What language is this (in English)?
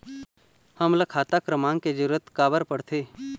Chhattisgarhi